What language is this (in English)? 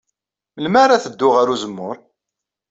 Kabyle